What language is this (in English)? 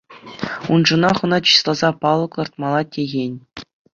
Chuvash